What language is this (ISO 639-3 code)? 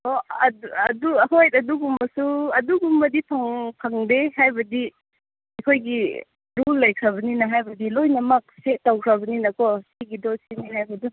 mni